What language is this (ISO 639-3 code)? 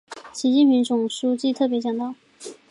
zho